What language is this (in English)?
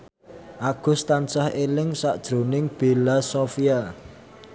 Javanese